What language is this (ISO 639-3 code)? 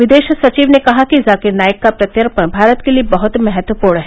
hin